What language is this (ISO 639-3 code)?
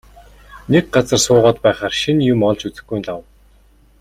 mon